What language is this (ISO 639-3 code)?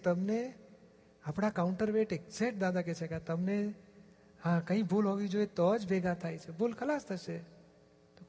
guj